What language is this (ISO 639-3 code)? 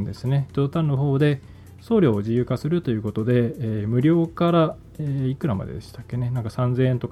jpn